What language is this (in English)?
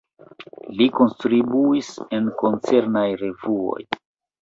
Esperanto